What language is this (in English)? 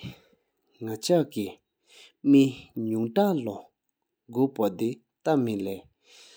Sikkimese